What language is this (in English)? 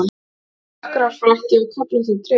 Icelandic